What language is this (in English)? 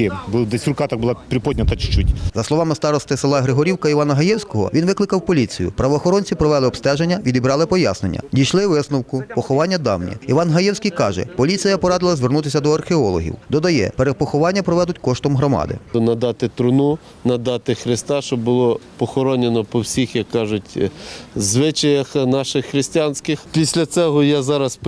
Ukrainian